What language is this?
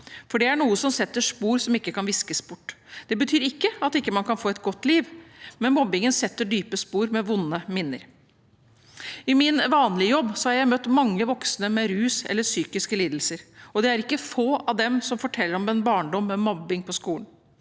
Norwegian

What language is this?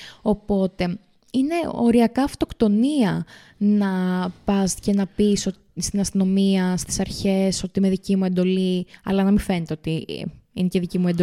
Greek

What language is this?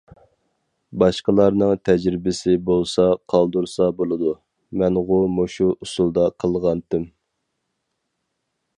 Uyghur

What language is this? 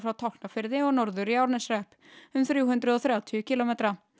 Icelandic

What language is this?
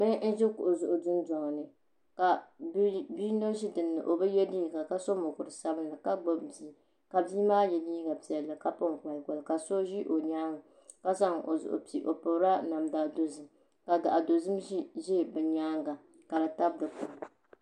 Dagbani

